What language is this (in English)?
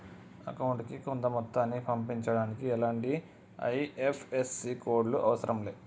Telugu